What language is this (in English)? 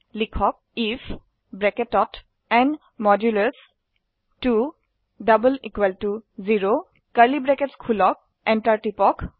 Assamese